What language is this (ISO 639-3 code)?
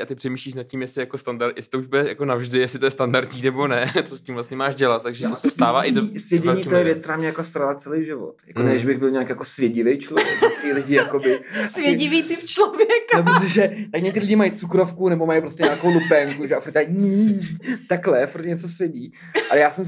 ces